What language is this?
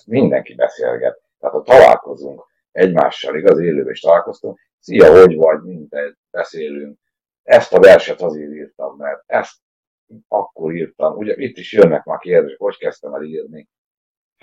Hungarian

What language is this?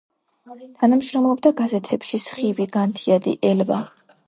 Georgian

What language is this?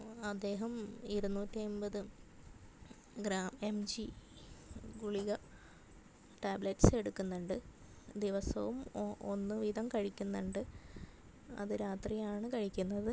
Malayalam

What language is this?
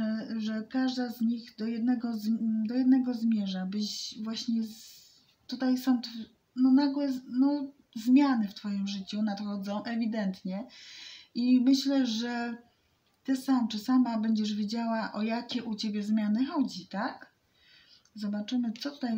Polish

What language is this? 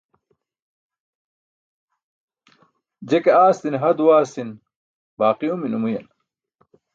Burushaski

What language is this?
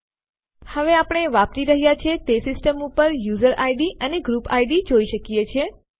Gujarati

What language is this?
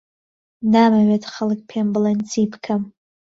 Central Kurdish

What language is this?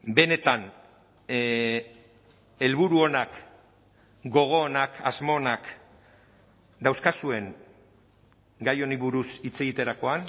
Basque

